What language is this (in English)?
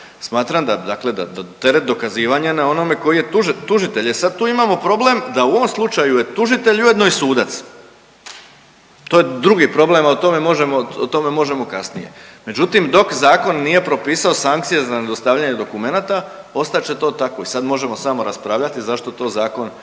Croatian